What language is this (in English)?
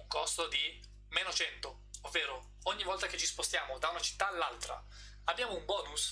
Italian